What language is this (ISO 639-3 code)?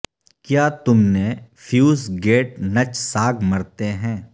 urd